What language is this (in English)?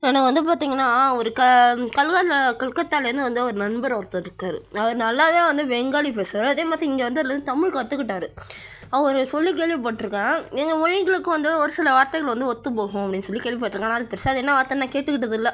Tamil